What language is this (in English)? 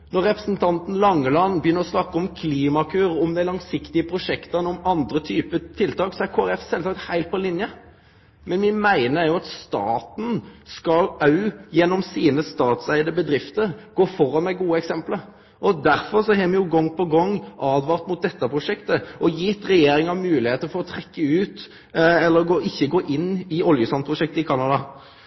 Norwegian Nynorsk